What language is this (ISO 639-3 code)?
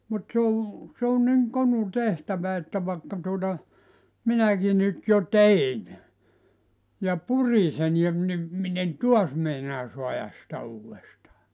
fin